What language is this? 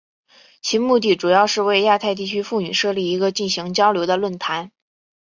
Chinese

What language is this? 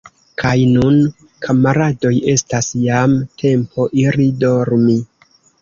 Esperanto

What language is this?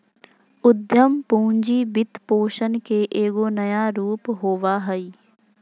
Magahi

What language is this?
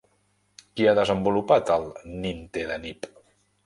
Catalan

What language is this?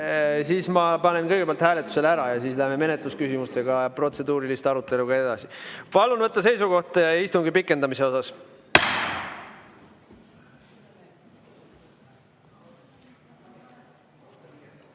Estonian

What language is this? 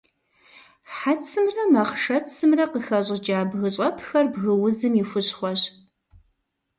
Kabardian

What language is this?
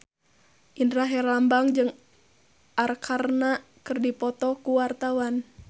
Sundanese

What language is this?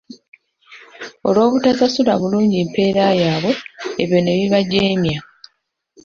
Ganda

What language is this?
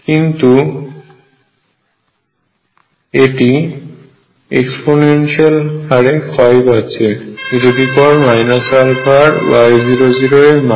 Bangla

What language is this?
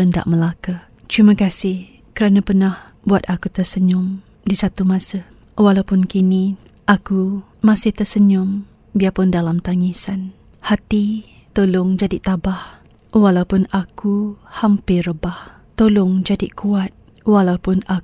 Malay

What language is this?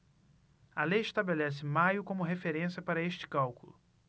Portuguese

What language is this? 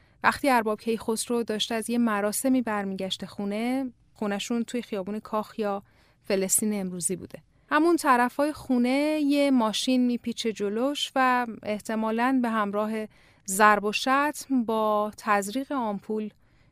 Persian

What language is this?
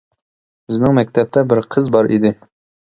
Uyghur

